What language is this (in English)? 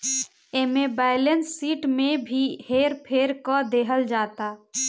Bhojpuri